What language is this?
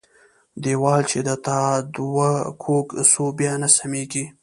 Pashto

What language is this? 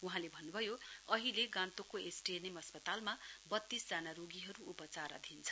Nepali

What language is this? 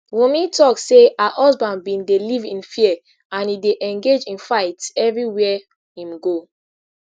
Nigerian Pidgin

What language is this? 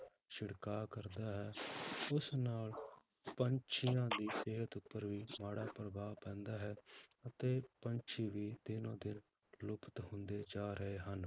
Punjabi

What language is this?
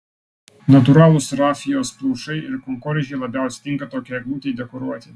Lithuanian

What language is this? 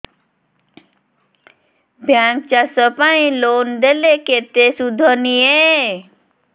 Odia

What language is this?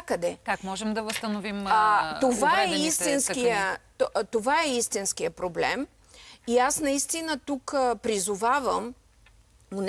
Bulgarian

